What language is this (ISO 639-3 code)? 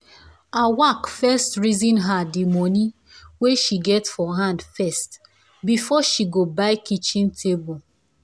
pcm